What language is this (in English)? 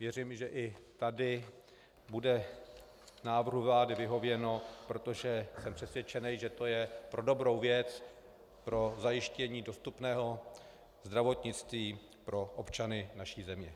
Czech